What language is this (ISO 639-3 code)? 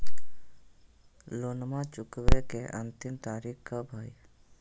mag